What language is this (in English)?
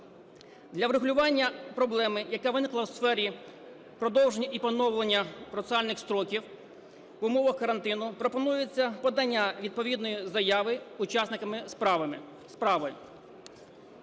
Ukrainian